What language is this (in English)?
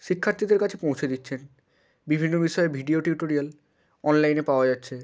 Bangla